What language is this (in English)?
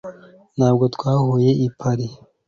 Kinyarwanda